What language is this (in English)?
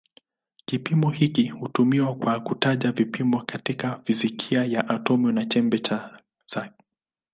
Swahili